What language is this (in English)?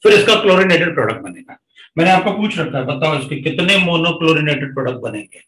Hindi